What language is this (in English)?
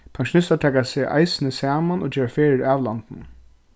Faroese